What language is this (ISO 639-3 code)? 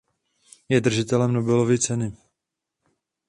ces